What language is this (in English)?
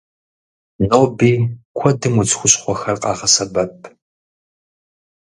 Kabardian